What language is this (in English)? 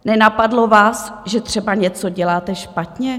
Czech